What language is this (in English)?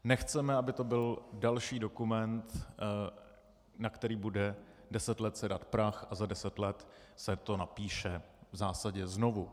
Czech